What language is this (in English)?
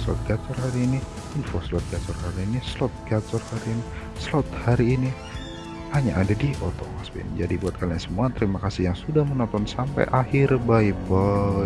Indonesian